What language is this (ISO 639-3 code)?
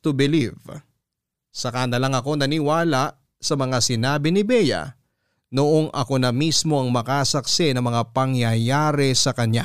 fil